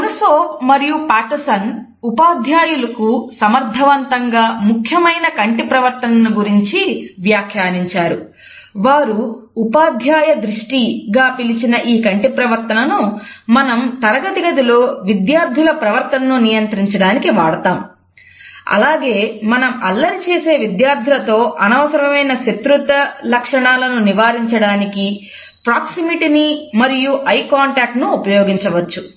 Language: Telugu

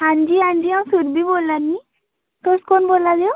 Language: Dogri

